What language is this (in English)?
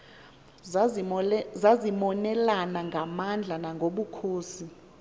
Xhosa